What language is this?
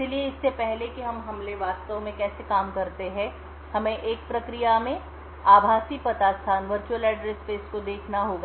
Hindi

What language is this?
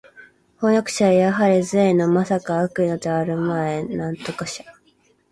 Japanese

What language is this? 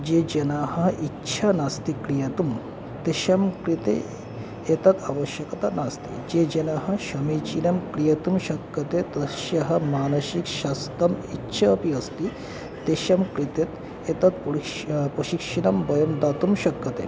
Sanskrit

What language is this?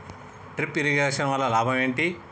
Telugu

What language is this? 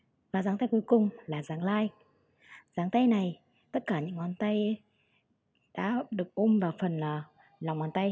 Vietnamese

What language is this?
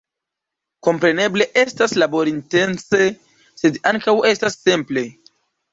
Esperanto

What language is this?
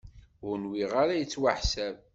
Kabyle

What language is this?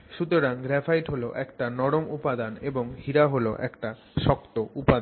Bangla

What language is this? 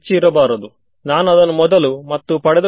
Kannada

